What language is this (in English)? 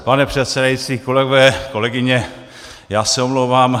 Czech